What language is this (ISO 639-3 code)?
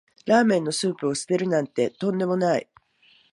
jpn